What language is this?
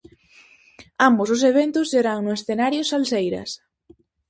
Galician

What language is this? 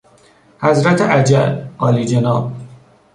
Persian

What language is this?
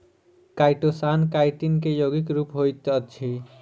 Maithili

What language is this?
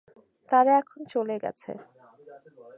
Bangla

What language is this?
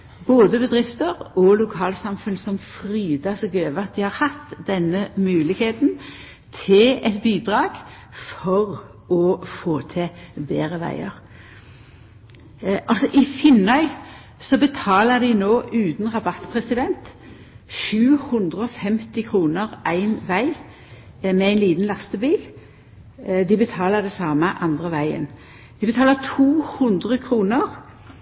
Norwegian Nynorsk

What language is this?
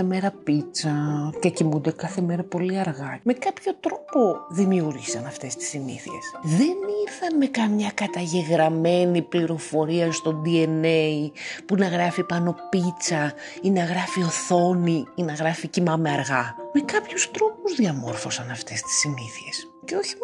Greek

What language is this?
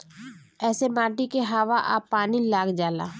Bhojpuri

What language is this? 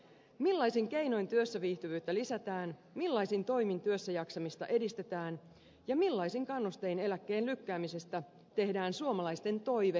Finnish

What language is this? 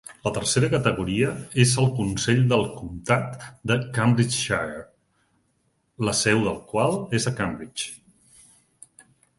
Catalan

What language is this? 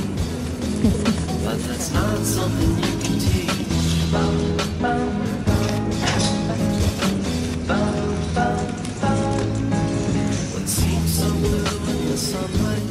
Korean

